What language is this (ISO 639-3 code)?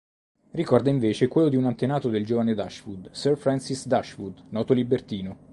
ita